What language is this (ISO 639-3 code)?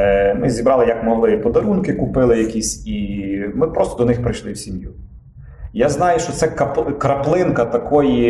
ukr